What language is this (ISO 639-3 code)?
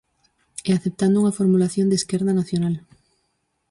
glg